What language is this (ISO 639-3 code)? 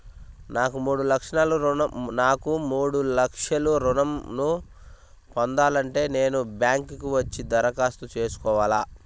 tel